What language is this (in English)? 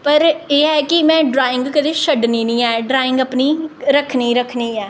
Dogri